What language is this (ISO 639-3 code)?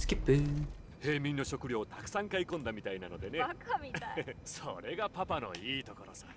jpn